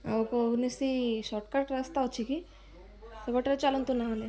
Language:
Odia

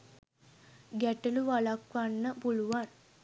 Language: Sinhala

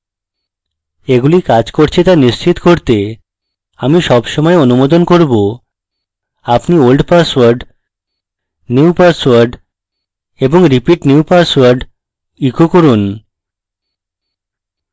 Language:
Bangla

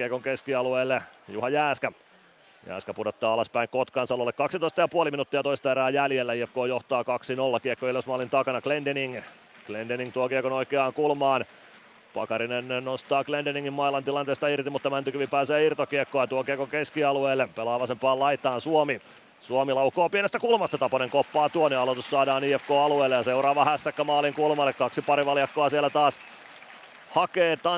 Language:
Finnish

